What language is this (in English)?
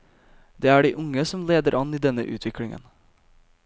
Norwegian